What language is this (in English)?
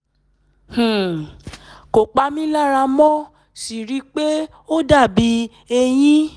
Yoruba